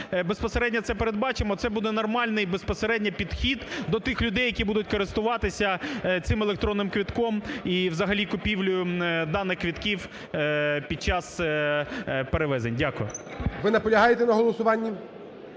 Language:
Ukrainian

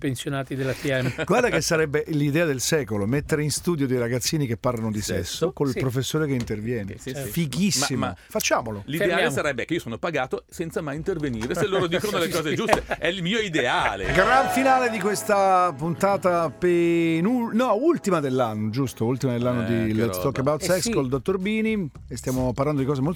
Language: Italian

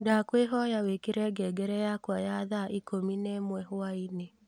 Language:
Kikuyu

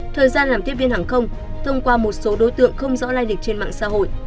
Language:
Vietnamese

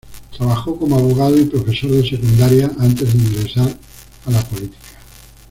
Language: Spanish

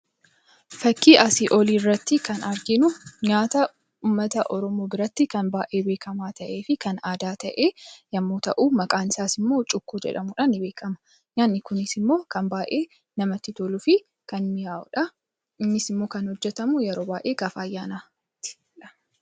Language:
Oromo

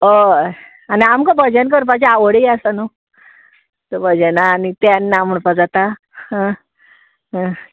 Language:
Konkani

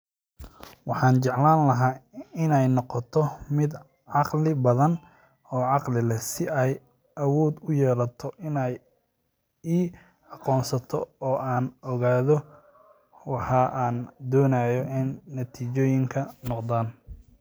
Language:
Somali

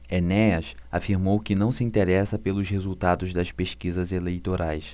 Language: Portuguese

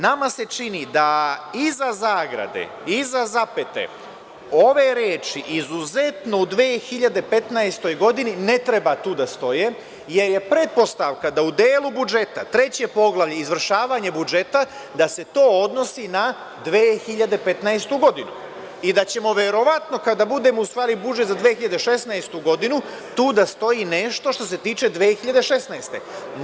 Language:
Serbian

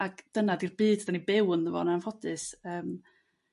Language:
Welsh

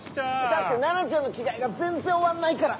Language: Japanese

